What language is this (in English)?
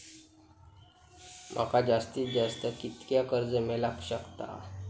Marathi